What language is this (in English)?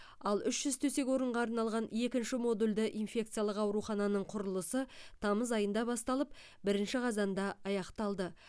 Kazakh